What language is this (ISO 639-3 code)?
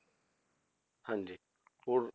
pan